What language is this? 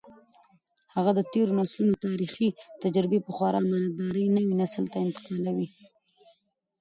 Pashto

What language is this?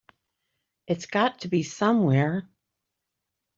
English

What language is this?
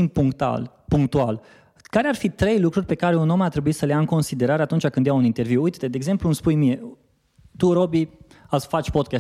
Romanian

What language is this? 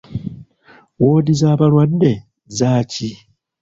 Ganda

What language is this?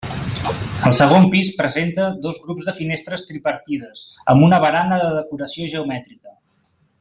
Catalan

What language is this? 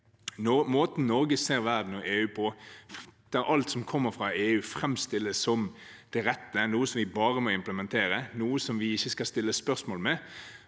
Norwegian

